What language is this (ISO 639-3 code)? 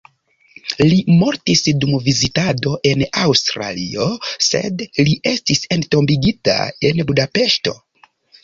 epo